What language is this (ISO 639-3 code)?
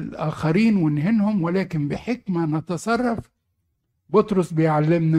ara